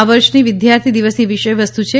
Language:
Gujarati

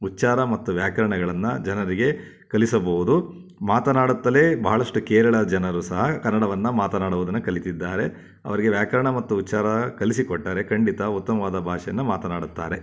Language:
Kannada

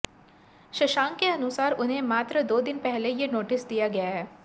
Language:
Hindi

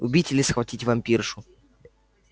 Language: Russian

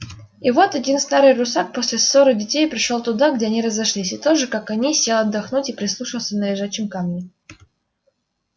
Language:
Russian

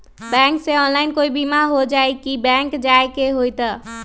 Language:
Magahi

